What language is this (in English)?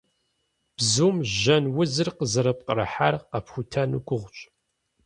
Kabardian